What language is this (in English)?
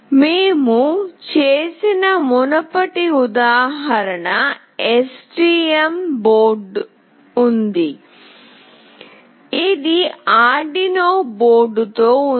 Telugu